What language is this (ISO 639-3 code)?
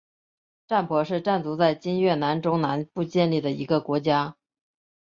zho